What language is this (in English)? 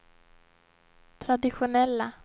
Swedish